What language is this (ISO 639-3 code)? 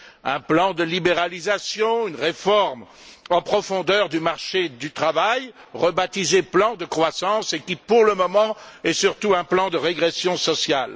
fra